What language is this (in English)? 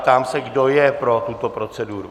Czech